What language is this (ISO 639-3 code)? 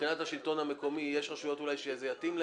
heb